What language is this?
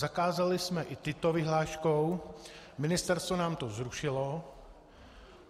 Czech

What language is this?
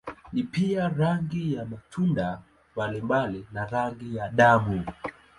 Swahili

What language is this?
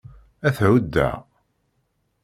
Kabyle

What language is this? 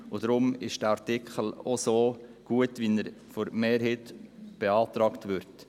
Swiss German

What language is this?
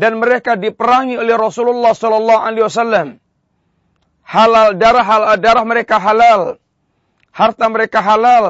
Malay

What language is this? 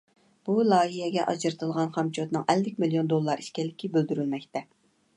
Uyghur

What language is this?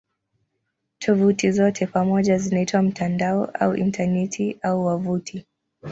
Swahili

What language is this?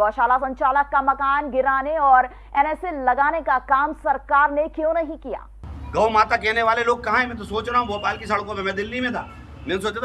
Hindi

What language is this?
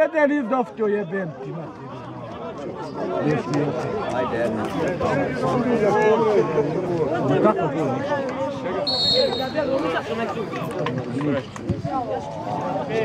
Romanian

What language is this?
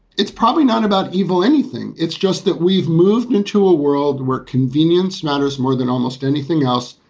English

